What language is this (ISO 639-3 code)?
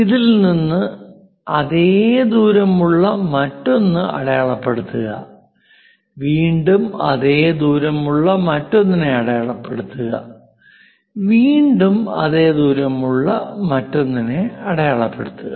mal